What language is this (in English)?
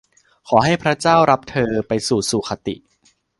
Thai